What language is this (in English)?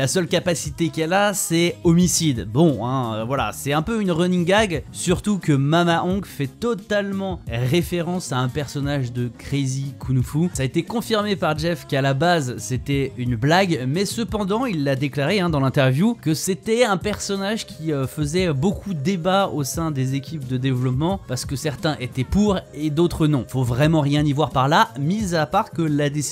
French